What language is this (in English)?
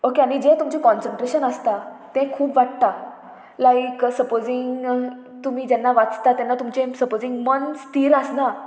Konkani